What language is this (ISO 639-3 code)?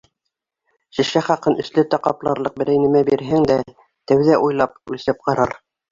bak